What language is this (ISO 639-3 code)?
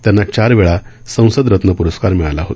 mar